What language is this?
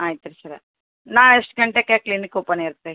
Kannada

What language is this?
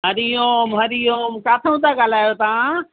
Sindhi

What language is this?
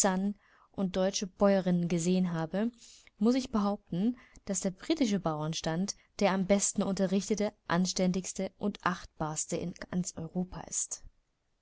German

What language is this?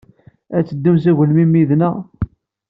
Kabyle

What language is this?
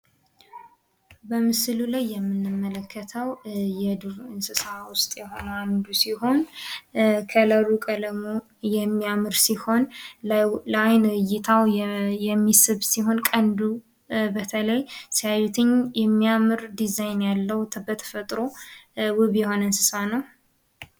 Amharic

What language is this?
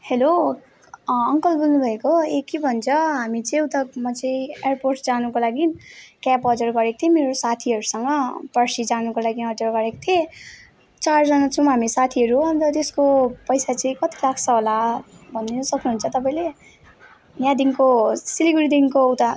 Nepali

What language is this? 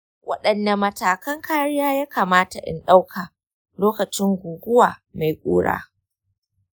Hausa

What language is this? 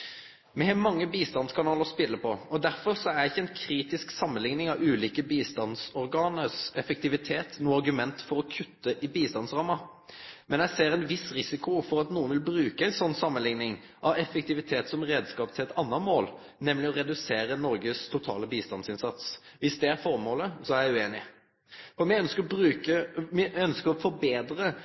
Norwegian Nynorsk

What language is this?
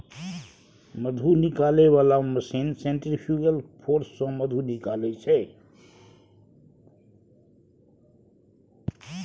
Maithili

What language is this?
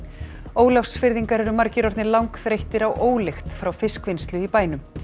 Icelandic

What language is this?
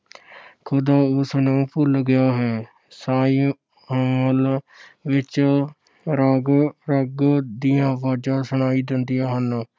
Punjabi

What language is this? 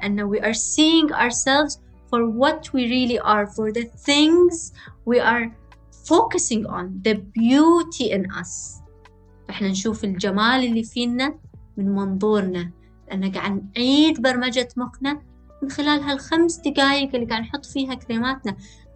Arabic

